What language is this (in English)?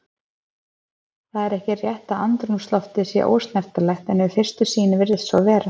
Icelandic